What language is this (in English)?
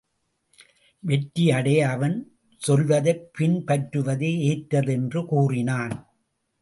Tamil